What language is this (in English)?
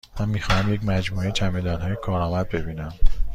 Persian